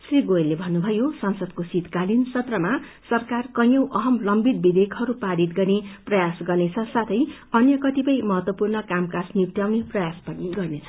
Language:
Nepali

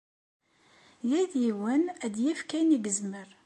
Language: Kabyle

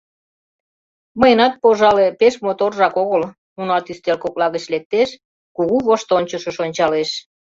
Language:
Mari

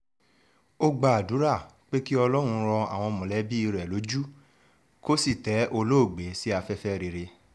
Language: Yoruba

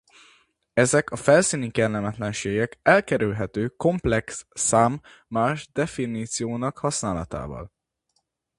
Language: Hungarian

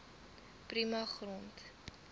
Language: Afrikaans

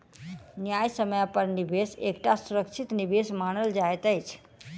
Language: Maithili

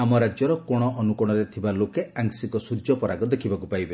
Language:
Odia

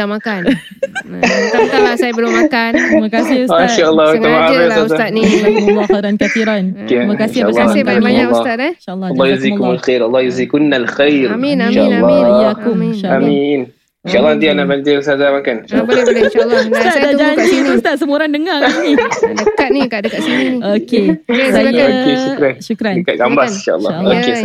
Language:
Malay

